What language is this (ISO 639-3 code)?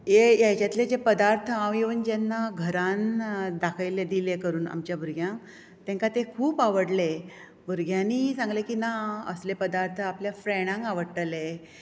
kok